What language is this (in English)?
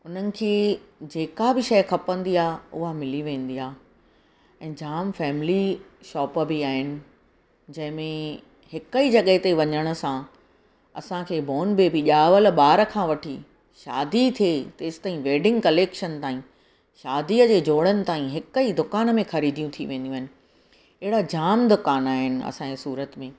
Sindhi